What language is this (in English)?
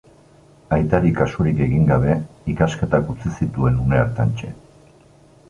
Basque